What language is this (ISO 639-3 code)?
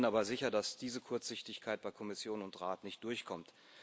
deu